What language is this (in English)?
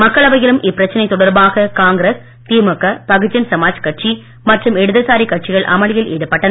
Tamil